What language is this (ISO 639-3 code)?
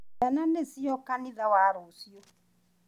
kik